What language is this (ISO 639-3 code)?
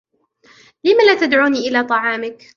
ara